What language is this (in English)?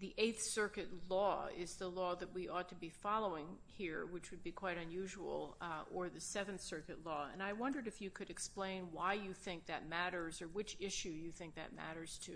English